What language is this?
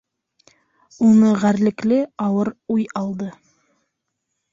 Bashkir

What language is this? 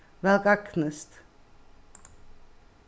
Faroese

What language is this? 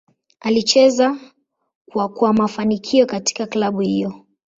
Swahili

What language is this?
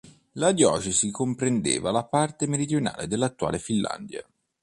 Italian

